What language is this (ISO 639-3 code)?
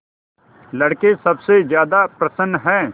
hin